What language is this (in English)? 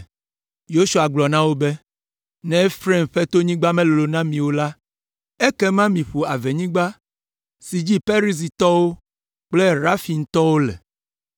Ewe